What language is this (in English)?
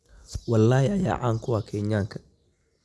Somali